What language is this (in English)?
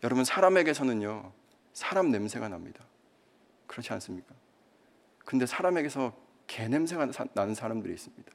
Korean